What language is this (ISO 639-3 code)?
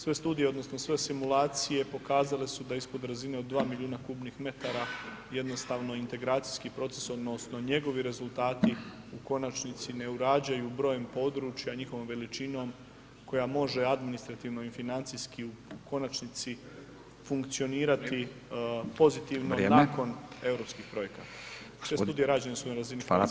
hrv